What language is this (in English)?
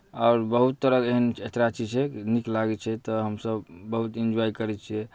Maithili